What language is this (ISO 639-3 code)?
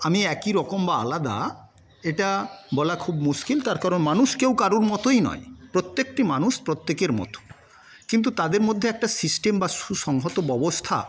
ben